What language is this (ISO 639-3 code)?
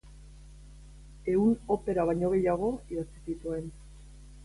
eus